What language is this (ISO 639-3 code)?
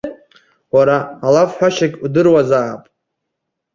abk